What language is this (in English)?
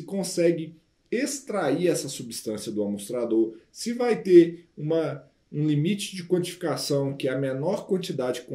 Portuguese